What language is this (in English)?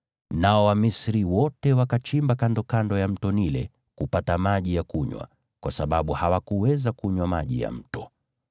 Swahili